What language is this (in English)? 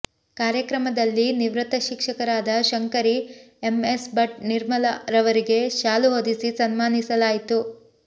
Kannada